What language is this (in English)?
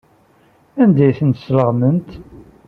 Kabyle